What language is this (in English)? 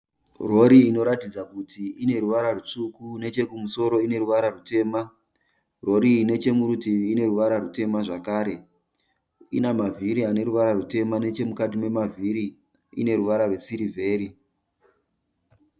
Shona